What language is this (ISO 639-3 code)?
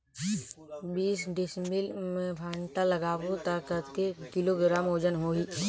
hne